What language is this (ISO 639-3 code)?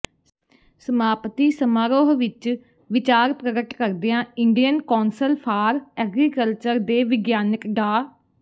pan